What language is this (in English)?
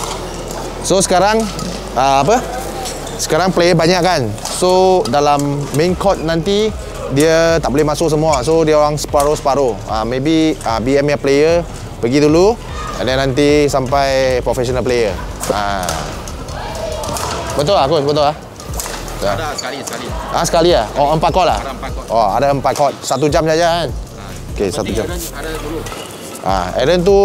Malay